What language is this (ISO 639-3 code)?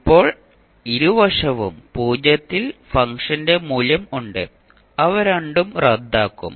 mal